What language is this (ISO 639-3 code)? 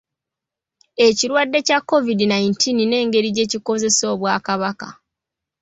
lug